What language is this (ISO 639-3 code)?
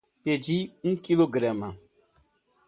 por